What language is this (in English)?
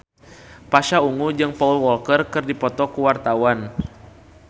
Sundanese